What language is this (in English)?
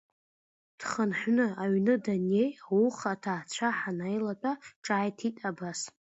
Abkhazian